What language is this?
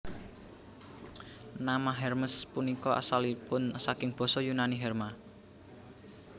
Javanese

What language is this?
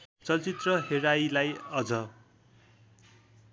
Nepali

